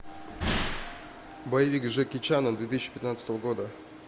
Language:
Russian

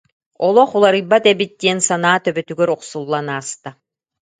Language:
Yakut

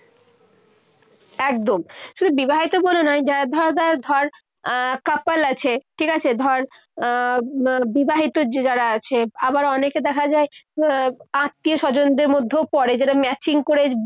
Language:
Bangla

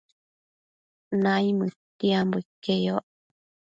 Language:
Matsés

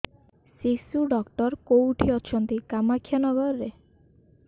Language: Odia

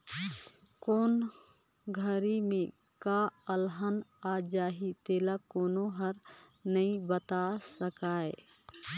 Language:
Chhattisgarhi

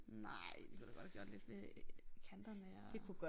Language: Danish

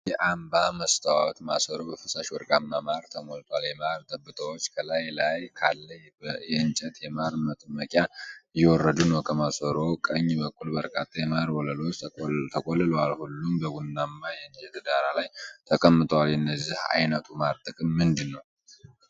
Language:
Amharic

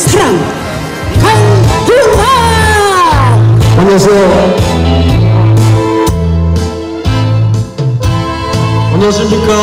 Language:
Korean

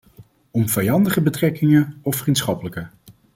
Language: Dutch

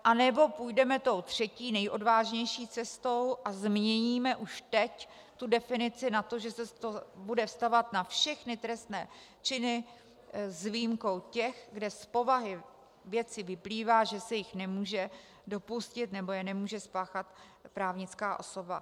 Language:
Czech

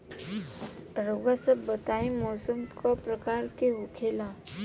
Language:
Bhojpuri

